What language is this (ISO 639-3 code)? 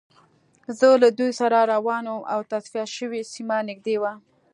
pus